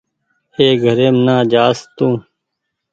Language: Goaria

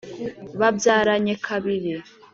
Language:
Kinyarwanda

